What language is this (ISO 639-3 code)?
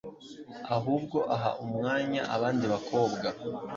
kin